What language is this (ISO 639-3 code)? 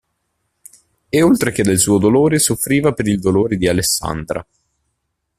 ita